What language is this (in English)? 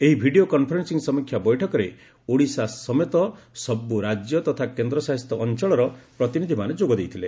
Odia